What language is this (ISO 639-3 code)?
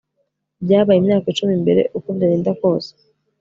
kin